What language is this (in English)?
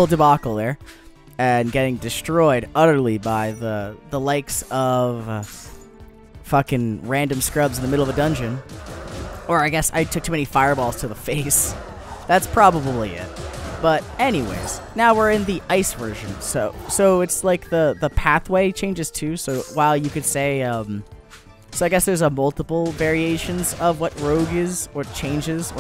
English